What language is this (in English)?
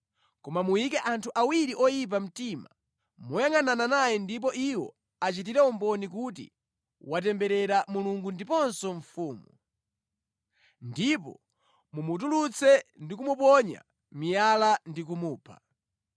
Nyanja